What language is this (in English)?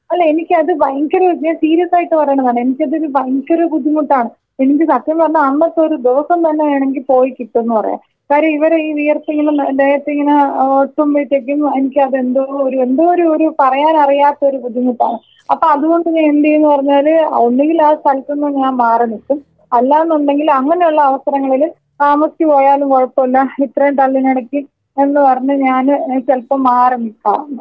Malayalam